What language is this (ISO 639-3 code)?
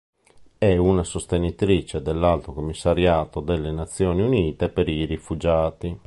ita